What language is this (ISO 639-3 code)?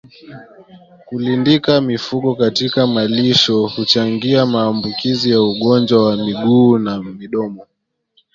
swa